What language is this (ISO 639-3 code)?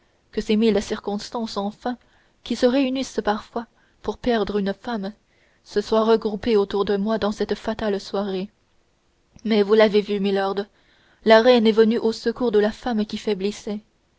fra